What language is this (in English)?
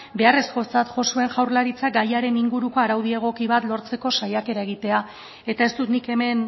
Basque